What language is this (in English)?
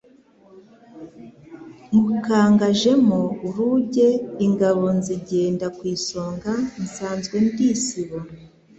Kinyarwanda